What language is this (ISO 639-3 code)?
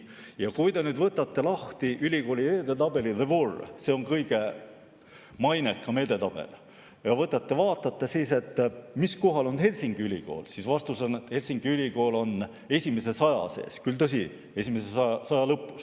est